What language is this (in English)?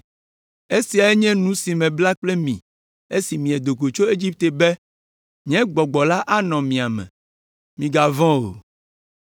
Ewe